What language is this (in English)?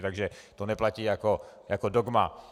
Czech